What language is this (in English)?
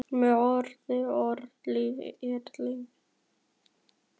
Icelandic